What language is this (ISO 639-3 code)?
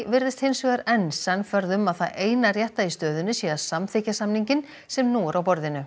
isl